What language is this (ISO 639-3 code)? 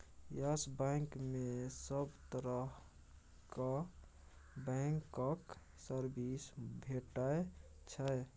mai